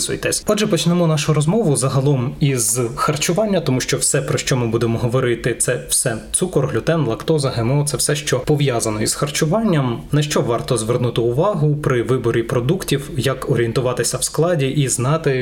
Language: Ukrainian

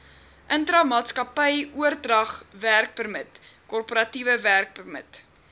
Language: Afrikaans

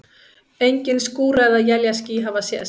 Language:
Icelandic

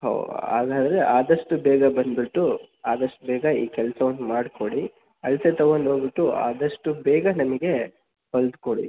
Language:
Kannada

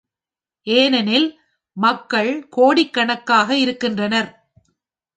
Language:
Tamil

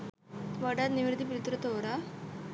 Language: Sinhala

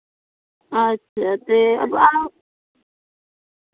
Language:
Dogri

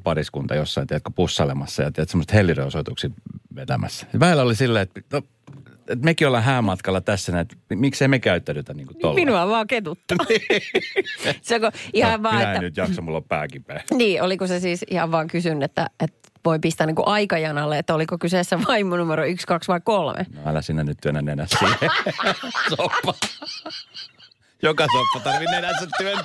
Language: Finnish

